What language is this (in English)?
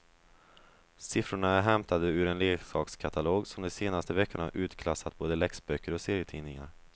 Swedish